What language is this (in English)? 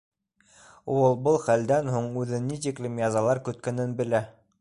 Bashkir